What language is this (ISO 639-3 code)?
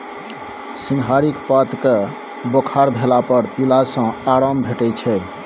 mai